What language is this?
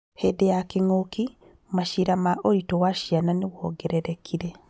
Kikuyu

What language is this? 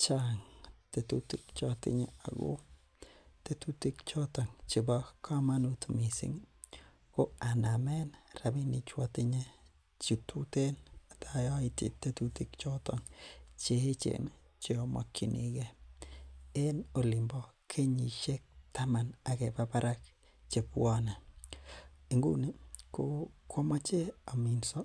Kalenjin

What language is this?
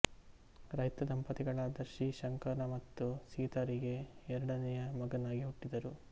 Kannada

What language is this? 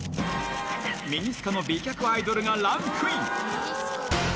Japanese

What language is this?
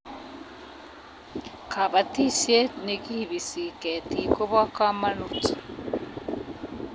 Kalenjin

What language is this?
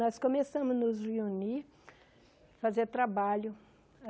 Portuguese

